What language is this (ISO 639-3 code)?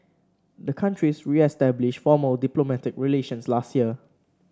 eng